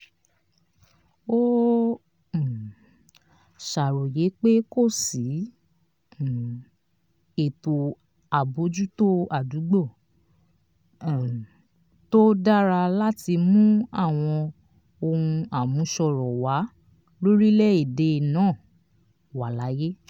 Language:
Yoruba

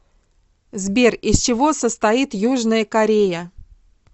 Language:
Russian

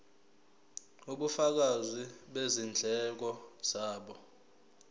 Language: Zulu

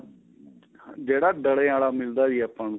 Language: Punjabi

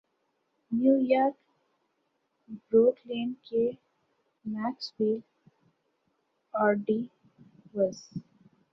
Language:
Urdu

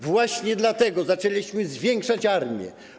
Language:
Polish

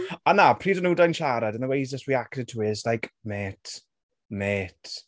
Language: Welsh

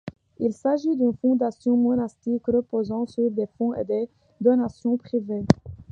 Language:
French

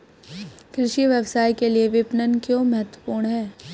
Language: Hindi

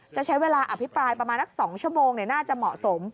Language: Thai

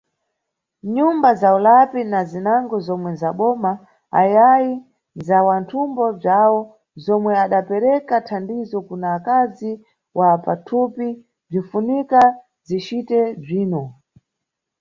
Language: Nyungwe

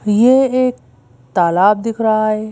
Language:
Hindi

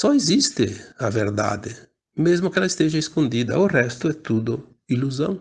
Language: Portuguese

